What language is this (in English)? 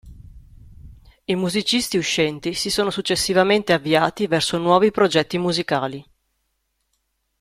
Italian